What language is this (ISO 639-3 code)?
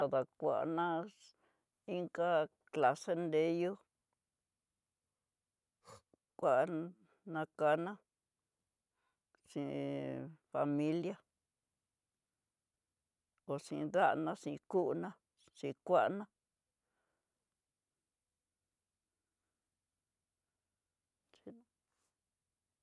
mtx